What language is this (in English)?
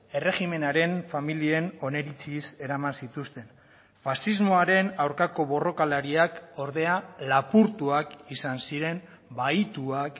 Basque